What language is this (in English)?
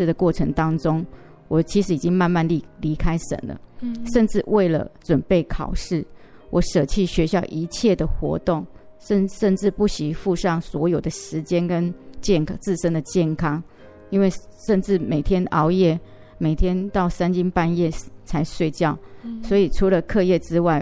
Chinese